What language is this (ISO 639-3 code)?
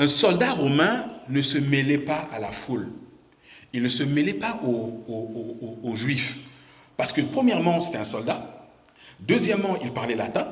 fra